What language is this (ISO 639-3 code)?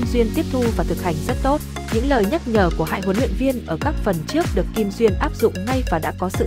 vie